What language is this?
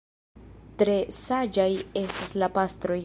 Esperanto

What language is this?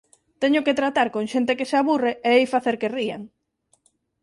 Galician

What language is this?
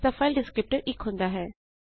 Punjabi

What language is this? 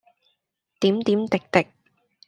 Cantonese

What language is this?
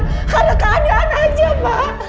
Indonesian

